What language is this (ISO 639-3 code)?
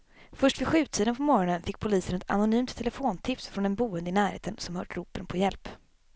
swe